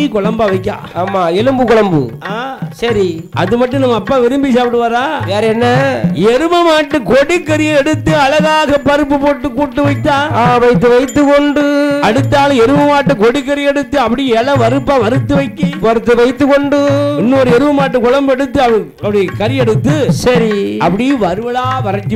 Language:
Arabic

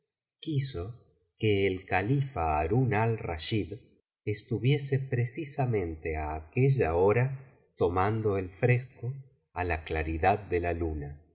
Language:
Spanish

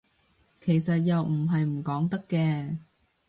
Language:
Cantonese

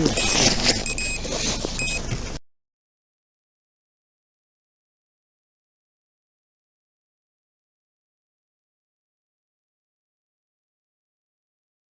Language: Russian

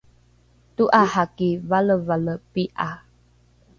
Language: Rukai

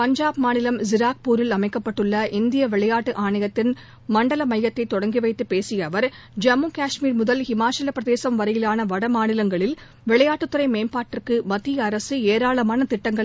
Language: Tamil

